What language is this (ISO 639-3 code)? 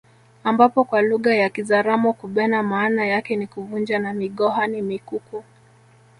swa